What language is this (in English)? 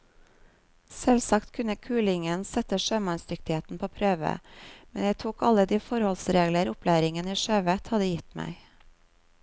Norwegian